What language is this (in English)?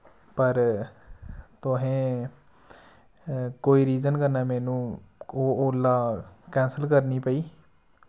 Dogri